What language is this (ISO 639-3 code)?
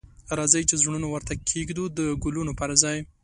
pus